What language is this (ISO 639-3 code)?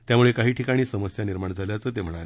mar